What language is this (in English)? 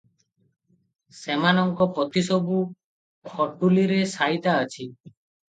Odia